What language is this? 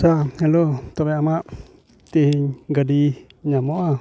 Santali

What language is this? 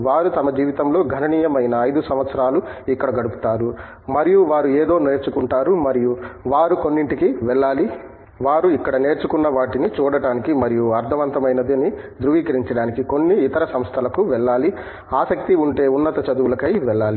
Telugu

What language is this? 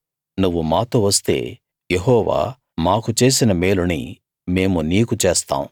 Telugu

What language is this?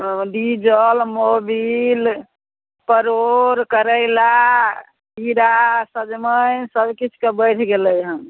Maithili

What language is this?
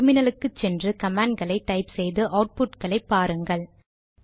Tamil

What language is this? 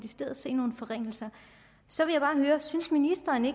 Danish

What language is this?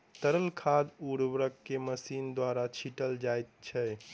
Maithili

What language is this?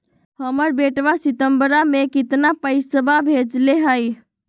Magahi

